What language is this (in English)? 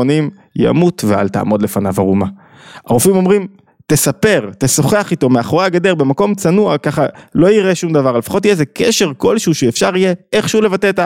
Hebrew